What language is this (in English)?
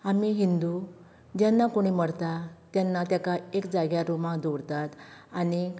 Konkani